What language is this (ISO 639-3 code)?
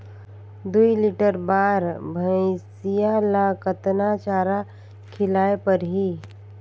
hne